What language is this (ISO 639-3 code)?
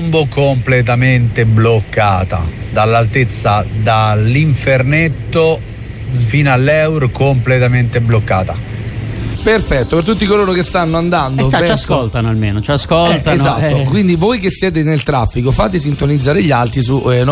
ita